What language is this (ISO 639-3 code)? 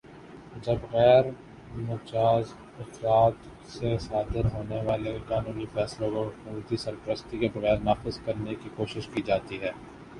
urd